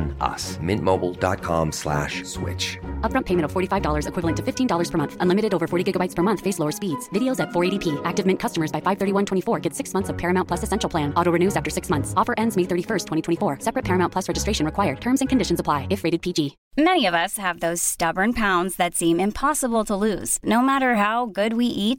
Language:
Persian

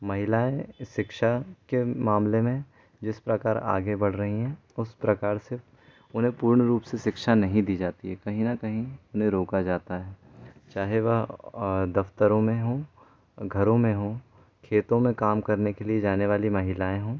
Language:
Hindi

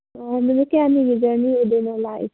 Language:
Manipuri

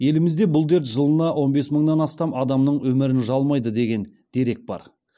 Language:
Kazakh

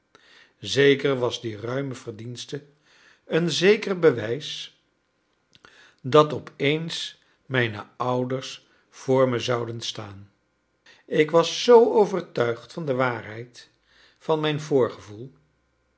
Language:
Dutch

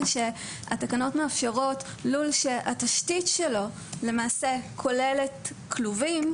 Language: Hebrew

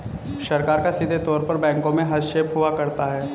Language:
Hindi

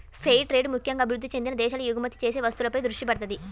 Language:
Telugu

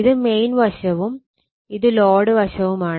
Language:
Malayalam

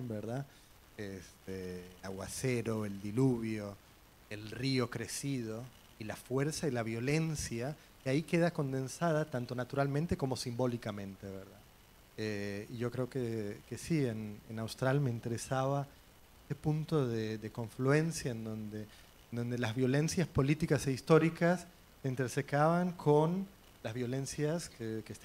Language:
Spanish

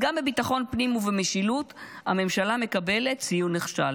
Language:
Hebrew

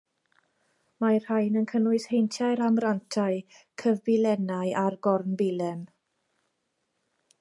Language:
Welsh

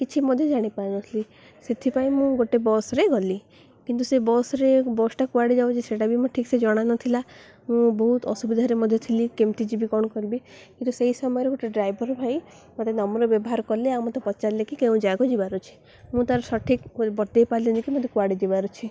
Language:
Odia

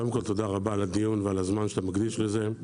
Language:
Hebrew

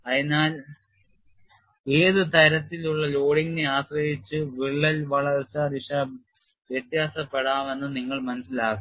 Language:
Malayalam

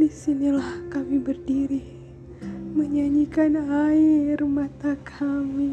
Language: Indonesian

